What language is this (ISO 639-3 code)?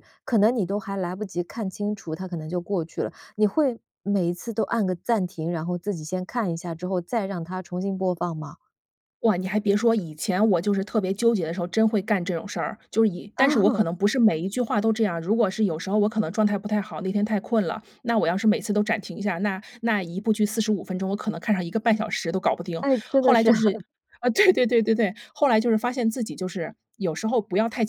zho